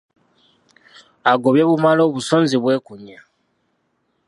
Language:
Ganda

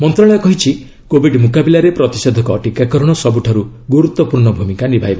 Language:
Odia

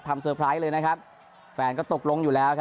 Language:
Thai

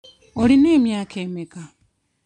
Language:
Ganda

